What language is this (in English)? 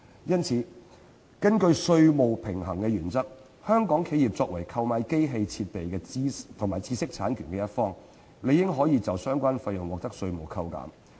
Cantonese